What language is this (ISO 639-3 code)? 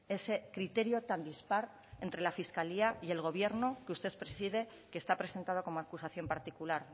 spa